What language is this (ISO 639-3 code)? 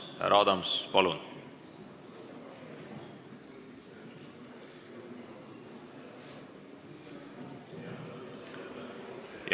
est